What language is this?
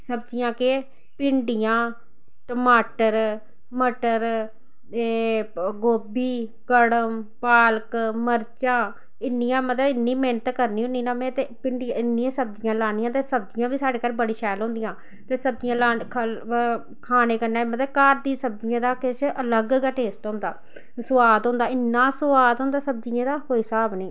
Dogri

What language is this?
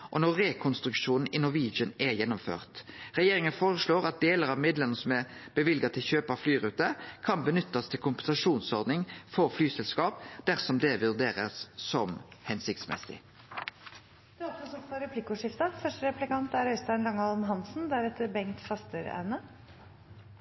Norwegian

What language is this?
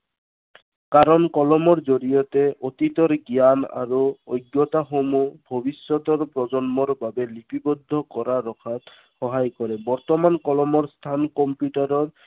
Assamese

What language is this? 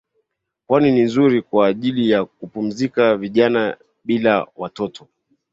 Swahili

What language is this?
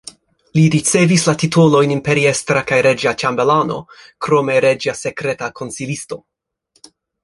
Esperanto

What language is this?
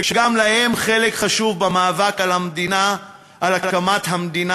Hebrew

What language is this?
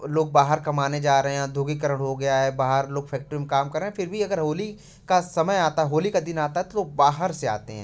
Hindi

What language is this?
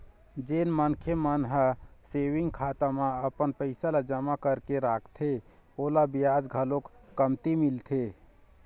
Chhattisgarhi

